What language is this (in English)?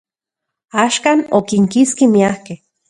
Central Puebla Nahuatl